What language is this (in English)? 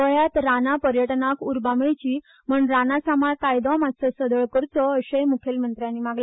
Konkani